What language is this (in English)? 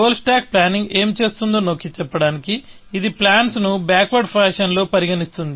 Telugu